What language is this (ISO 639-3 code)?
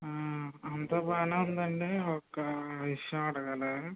tel